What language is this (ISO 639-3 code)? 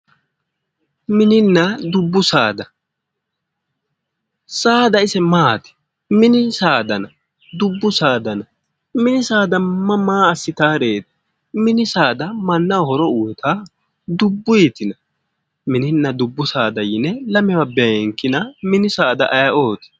sid